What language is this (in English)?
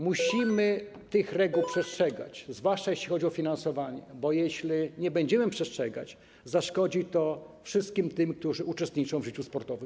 Polish